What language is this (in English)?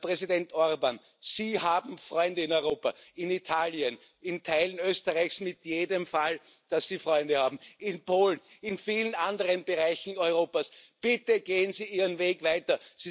German